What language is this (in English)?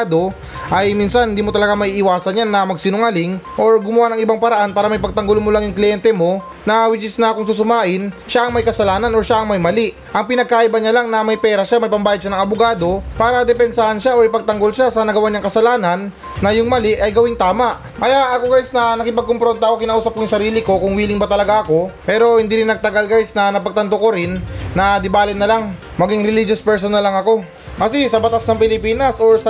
Filipino